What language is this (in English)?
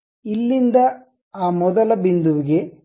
Kannada